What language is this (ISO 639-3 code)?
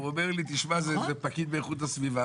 heb